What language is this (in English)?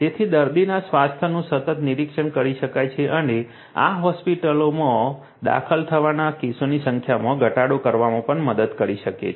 Gujarati